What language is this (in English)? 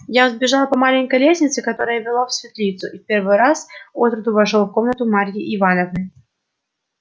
Russian